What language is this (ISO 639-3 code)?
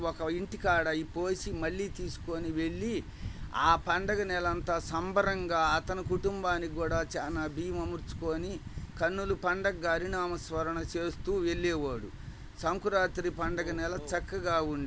tel